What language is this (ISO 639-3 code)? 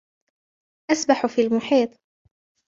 ara